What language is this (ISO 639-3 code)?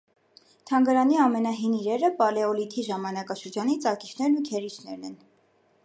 hye